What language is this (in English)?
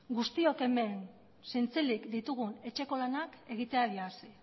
Basque